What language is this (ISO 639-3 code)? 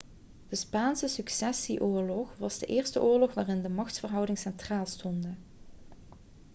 nld